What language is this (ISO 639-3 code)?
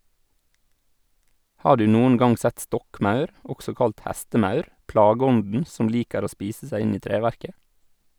nor